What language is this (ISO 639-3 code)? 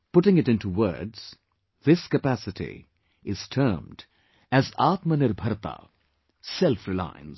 eng